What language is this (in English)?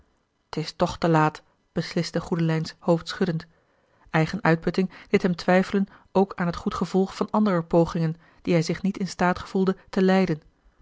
Dutch